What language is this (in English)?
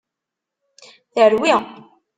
Kabyle